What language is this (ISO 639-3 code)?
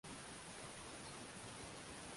swa